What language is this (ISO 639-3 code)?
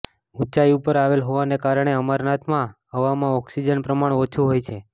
guj